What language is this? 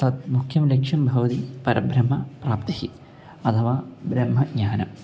Sanskrit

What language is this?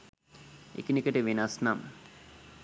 Sinhala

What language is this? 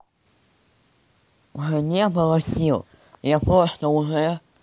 Russian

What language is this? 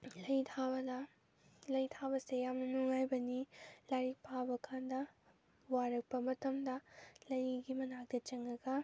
Manipuri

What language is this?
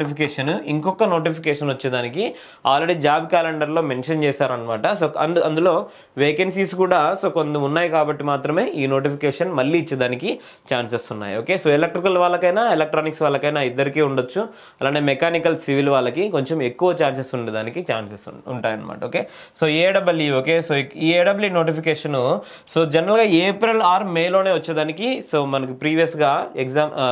Telugu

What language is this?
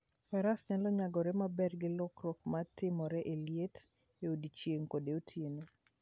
Luo (Kenya and Tanzania)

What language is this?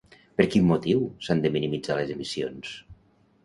Catalan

